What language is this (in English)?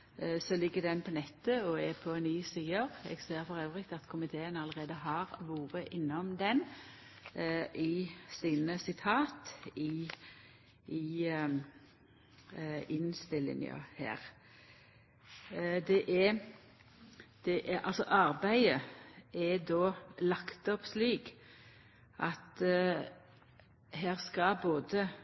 Norwegian Nynorsk